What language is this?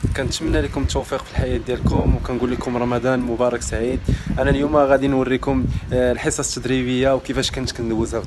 Arabic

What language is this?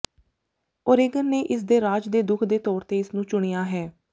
Punjabi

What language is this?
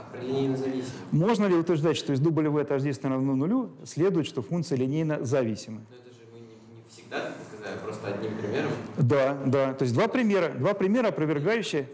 Russian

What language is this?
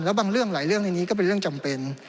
Thai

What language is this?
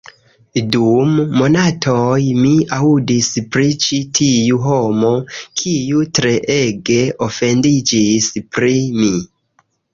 Esperanto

